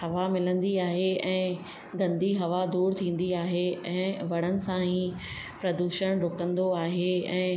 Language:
Sindhi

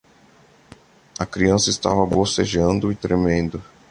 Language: Portuguese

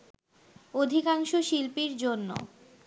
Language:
Bangla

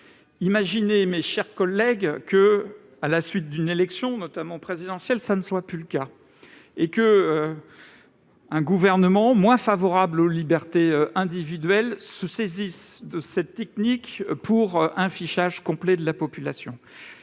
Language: French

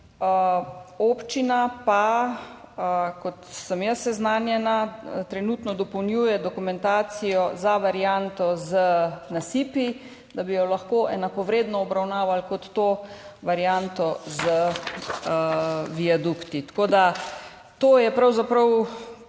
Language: Slovenian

